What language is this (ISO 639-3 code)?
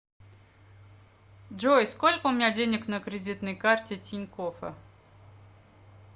rus